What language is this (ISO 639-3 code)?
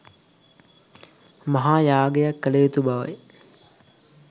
sin